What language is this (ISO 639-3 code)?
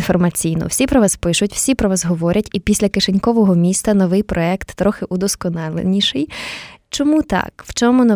ukr